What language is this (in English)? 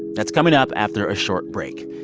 English